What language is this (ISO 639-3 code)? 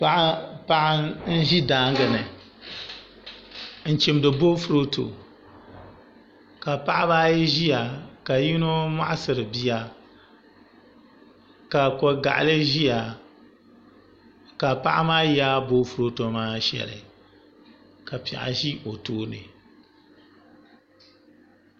dag